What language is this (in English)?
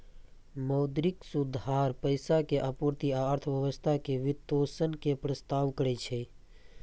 Maithili